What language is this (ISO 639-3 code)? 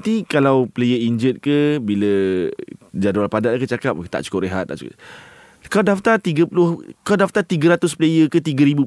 msa